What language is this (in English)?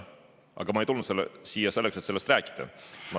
Estonian